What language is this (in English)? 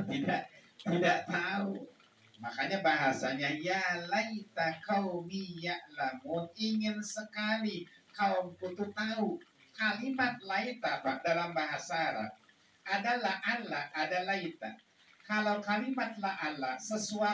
Indonesian